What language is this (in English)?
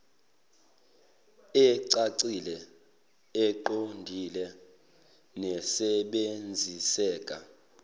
Zulu